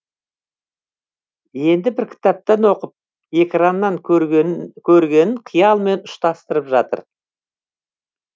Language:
Kazakh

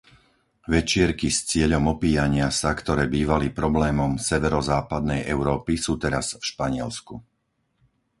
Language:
Slovak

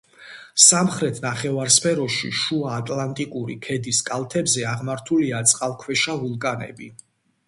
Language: Georgian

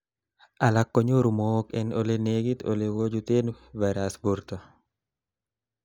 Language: Kalenjin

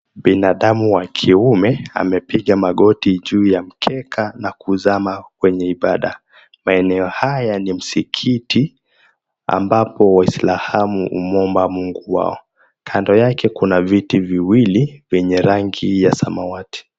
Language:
Swahili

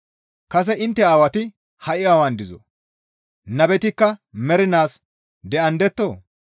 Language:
Gamo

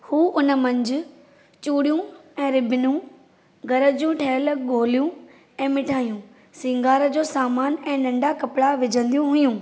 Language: Sindhi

